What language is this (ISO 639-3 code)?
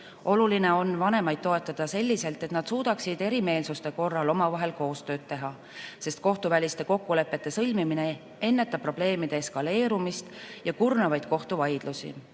est